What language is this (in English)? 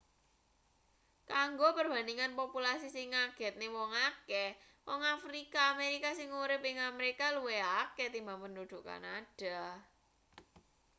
Javanese